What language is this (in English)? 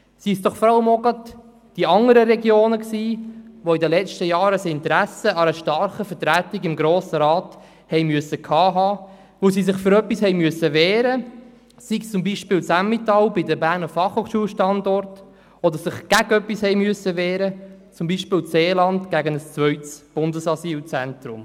Swiss German